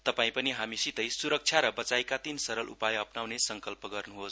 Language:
Nepali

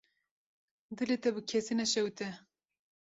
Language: Kurdish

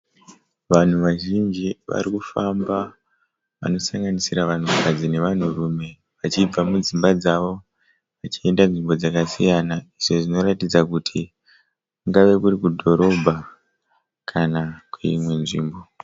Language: Shona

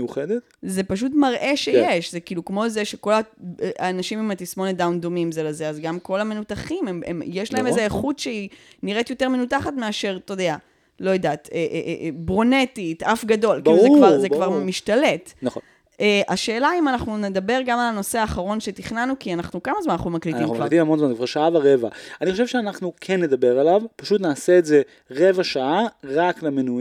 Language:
Hebrew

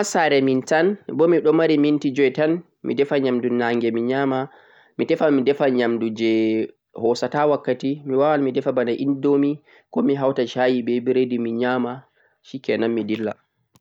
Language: Central-Eastern Niger Fulfulde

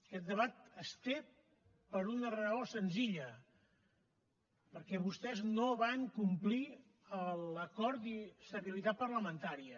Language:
Catalan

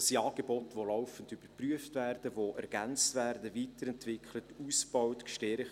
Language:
Swiss German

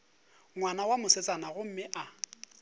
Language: Northern Sotho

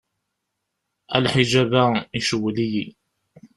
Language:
Kabyle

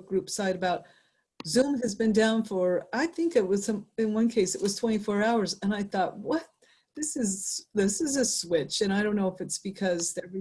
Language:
English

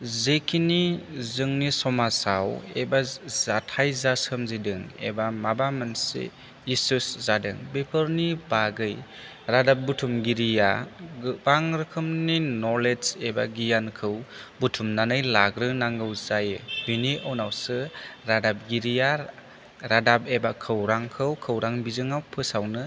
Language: Bodo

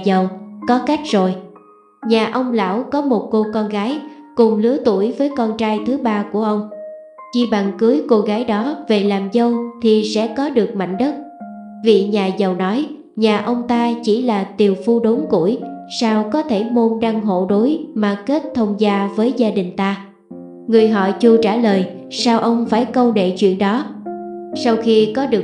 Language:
Vietnamese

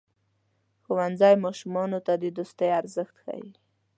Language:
Pashto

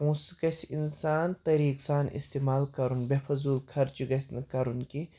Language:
Kashmiri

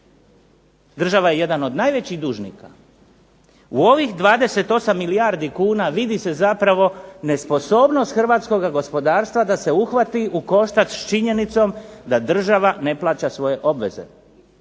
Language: Croatian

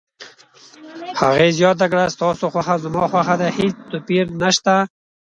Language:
Pashto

